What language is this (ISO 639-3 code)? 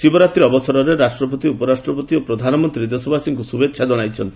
ori